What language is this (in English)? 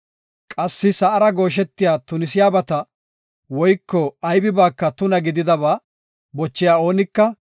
Gofa